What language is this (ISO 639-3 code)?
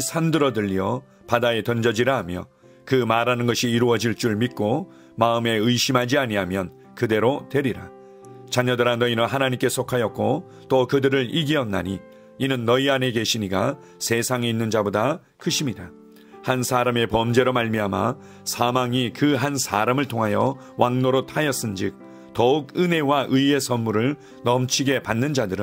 kor